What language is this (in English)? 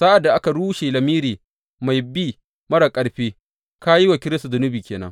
Hausa